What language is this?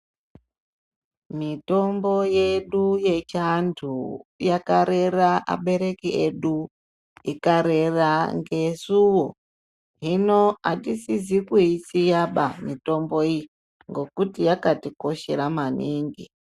Ndau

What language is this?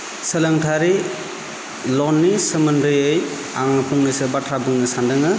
Bodo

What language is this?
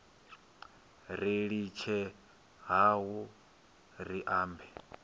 Venda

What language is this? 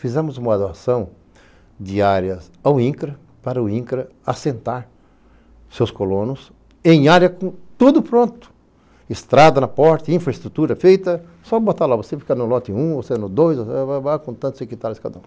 Portuguese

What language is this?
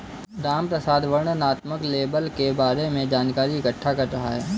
Hindi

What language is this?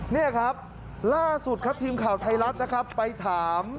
Thai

